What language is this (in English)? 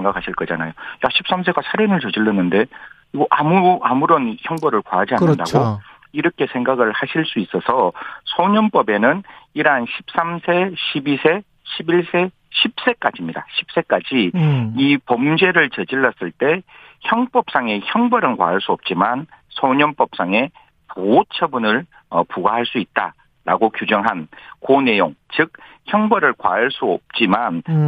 Korean